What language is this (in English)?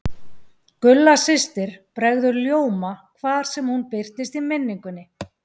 Icelandic